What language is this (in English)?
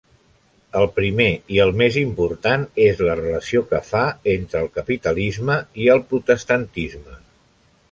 Catalan